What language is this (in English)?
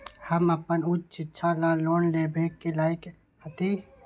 Magahi